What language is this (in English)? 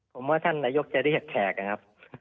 Thai